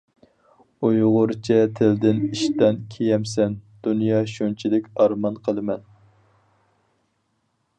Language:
Uyghur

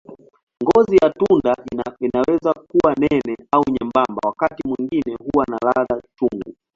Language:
Swahili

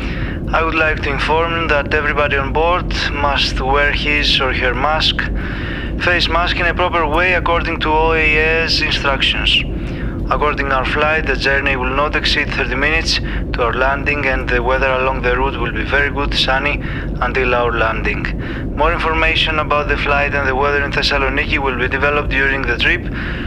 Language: Greek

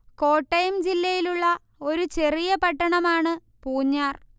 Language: Malayalam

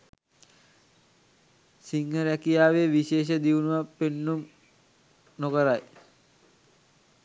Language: Sinhala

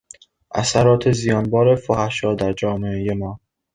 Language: Persian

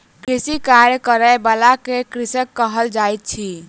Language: Maithili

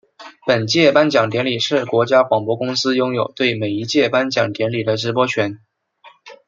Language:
Chinese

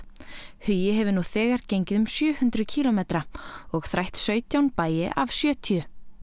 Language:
Icelandic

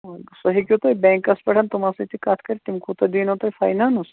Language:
Kashmiri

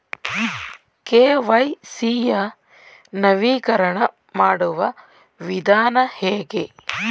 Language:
Kannada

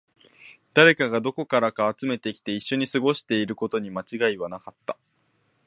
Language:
Japanese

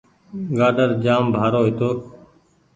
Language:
Goaria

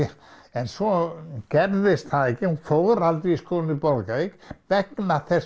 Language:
Icelandic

